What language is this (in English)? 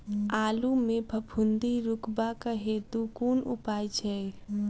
Maithili